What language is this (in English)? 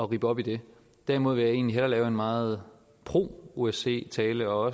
Danish